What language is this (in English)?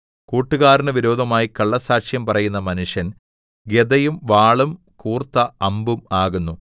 Malayalam